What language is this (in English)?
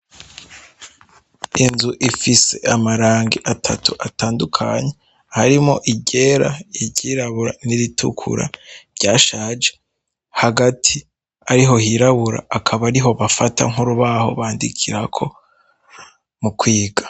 Rundi